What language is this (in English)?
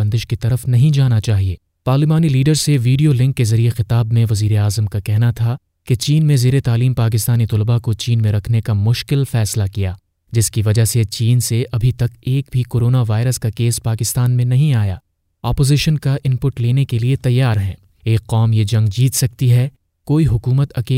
Urdu